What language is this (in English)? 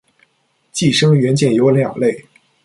Chinese